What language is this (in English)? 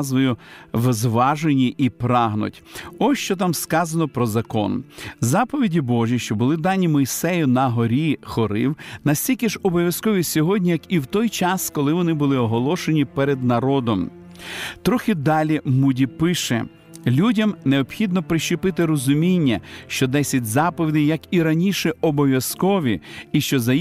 Ukrainian